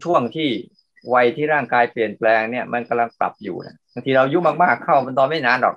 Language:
Thai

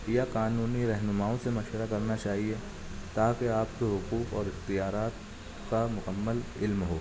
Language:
Urdu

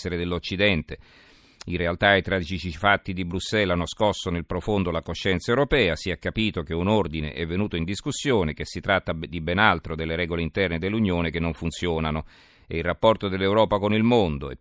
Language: Italian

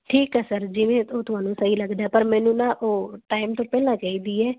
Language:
Punjabi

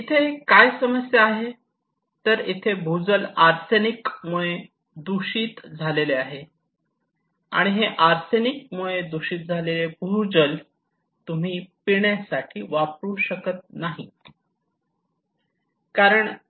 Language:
Marathi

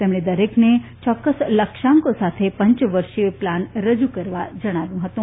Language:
Gujarati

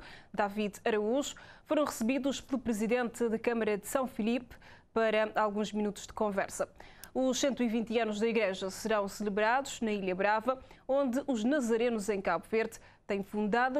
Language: Portuguese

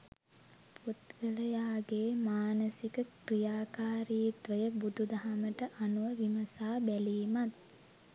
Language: Sinhala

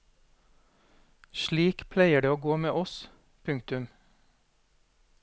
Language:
Norwegian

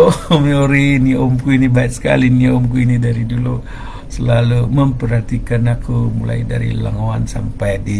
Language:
Indonesian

